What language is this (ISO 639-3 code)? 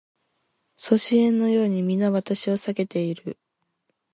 jpn